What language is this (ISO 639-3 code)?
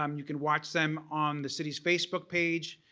eng